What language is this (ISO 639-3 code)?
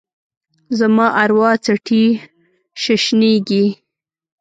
pus